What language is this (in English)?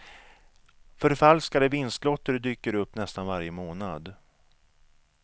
Swedish